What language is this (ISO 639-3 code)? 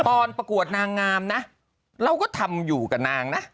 tha